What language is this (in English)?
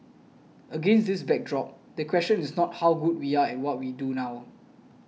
English